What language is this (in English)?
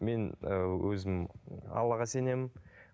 Kazakh